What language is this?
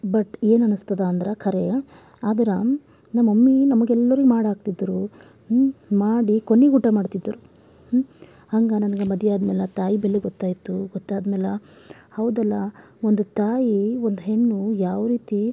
Kannada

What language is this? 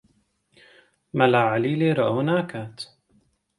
Central Kurdish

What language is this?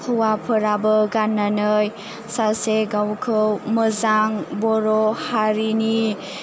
Bodo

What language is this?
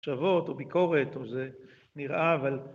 Hebrew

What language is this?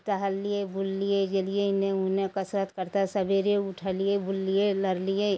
Maithili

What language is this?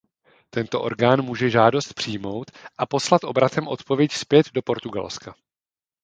Czech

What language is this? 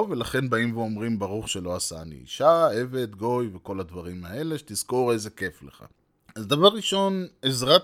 Hebrew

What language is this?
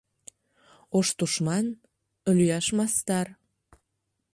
Mari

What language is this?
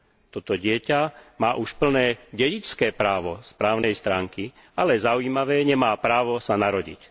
Slovak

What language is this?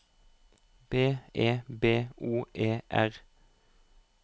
Norwegian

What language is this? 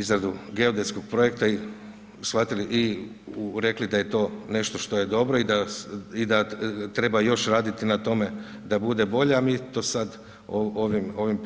Croatian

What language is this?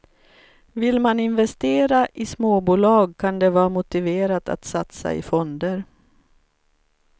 Swedish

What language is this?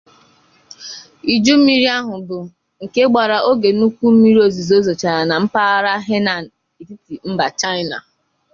Igbo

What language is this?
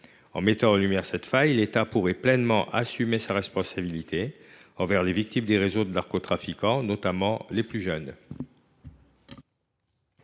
French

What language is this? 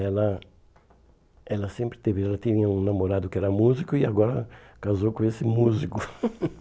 Portuguese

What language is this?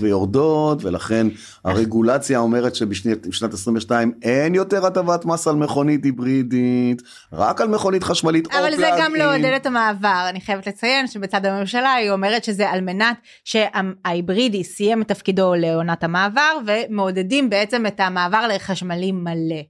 Hebrew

